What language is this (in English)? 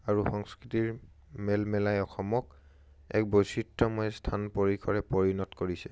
Assamese